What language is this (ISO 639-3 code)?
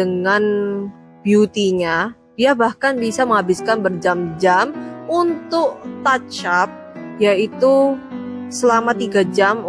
ind